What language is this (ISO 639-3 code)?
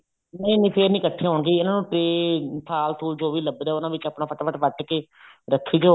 pan